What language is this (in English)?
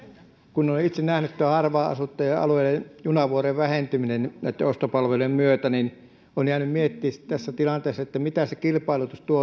Finnish